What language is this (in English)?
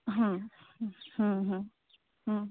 Odia